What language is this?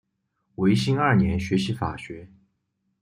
Chinese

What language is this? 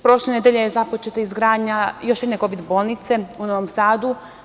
Serbian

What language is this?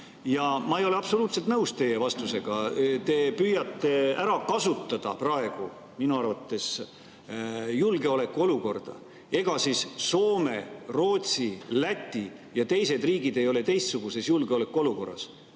Estonian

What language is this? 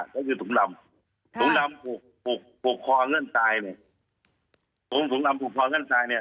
Thai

